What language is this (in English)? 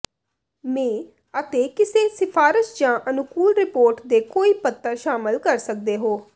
Punjabi